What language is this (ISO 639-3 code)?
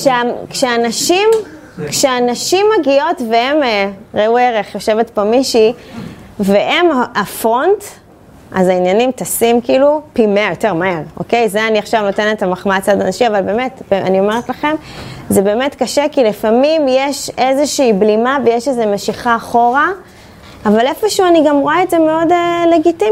heb